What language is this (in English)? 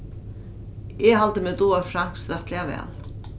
Faroese